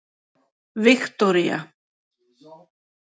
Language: Icelandic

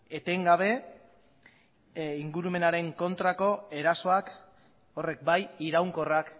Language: Basque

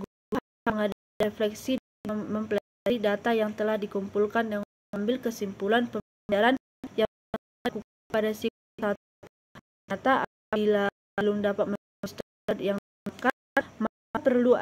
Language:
Indonesian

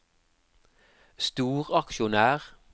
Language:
Norwegian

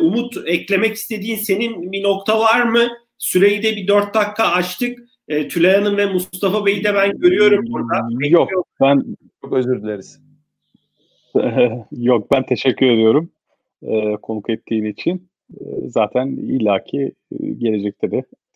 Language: Turkish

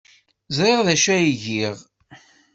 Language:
Kabyle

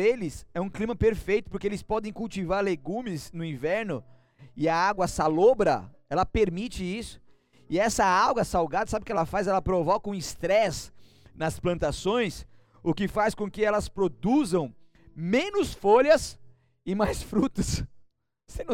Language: Portuguese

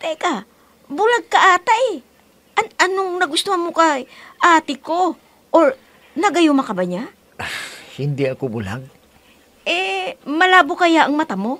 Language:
Filipino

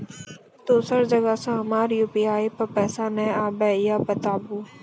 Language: Maithili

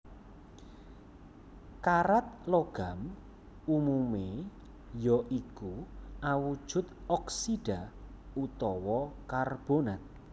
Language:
Javanese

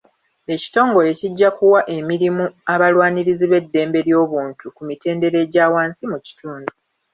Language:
Ganda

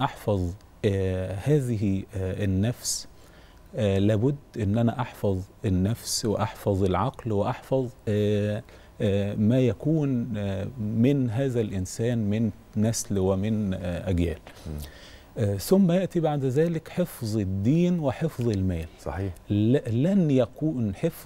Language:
Arabic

